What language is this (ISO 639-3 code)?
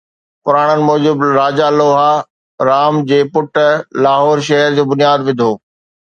snd